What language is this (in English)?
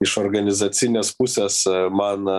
Lithuanian